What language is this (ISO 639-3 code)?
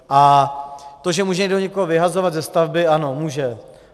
ces